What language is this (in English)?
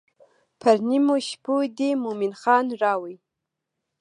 Pashto